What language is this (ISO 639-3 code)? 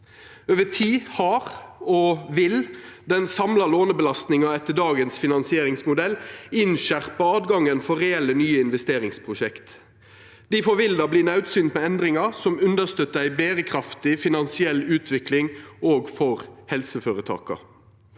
nor